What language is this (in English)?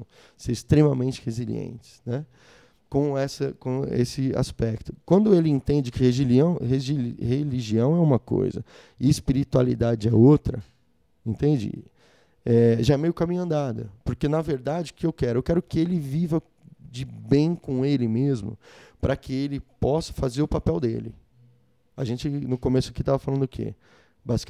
Portuguese